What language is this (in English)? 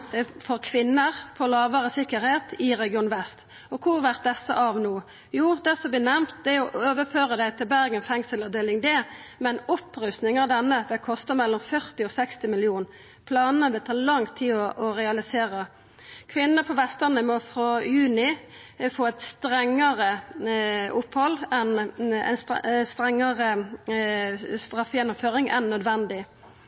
Norwegian Nynorsk